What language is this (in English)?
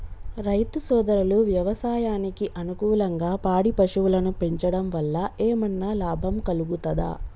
Telugu